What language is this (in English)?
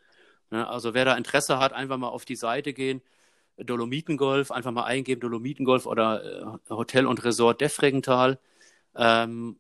German